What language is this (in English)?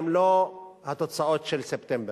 Hebrew